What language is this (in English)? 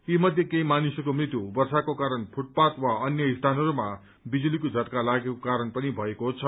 Nepali